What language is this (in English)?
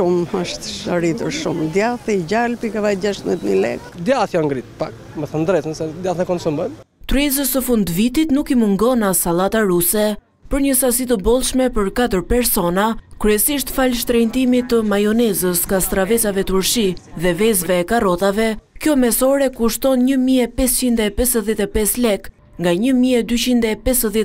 Romanian